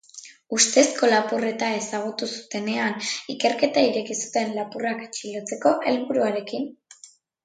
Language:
Basque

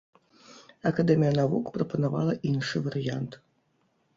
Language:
Belarusian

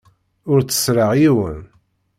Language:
Kabyle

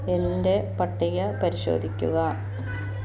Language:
Malayalam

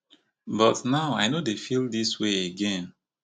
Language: Nigerian Pidgin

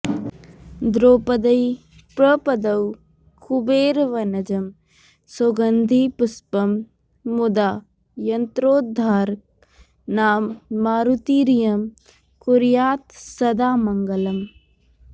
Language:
Sanskrit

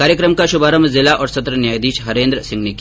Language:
Hindi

